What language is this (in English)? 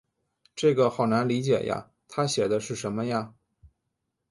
Chinese